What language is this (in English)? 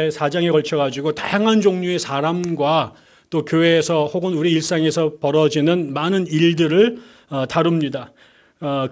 Korean